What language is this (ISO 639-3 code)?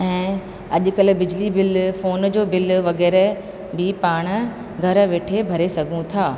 snd